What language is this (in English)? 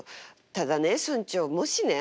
Japanese